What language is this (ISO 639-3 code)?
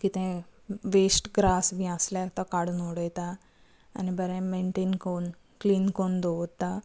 kok